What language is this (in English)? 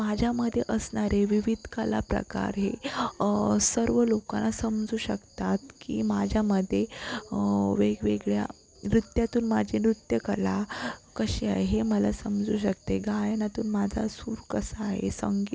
Marathi